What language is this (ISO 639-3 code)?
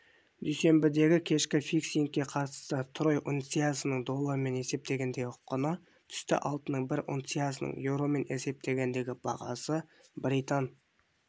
kaz